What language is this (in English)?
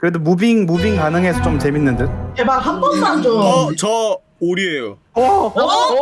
Korean